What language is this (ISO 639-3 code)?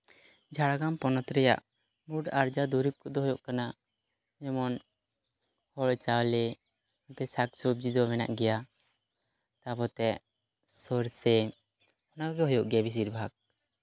sat